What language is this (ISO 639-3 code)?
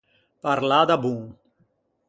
lij